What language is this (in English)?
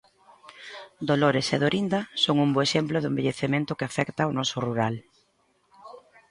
Galician